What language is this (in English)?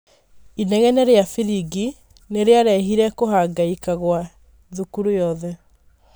Kikuyu